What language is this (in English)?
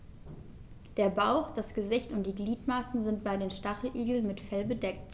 German